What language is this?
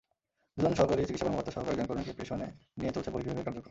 Bangla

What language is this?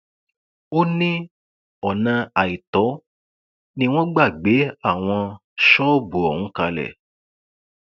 Yoruba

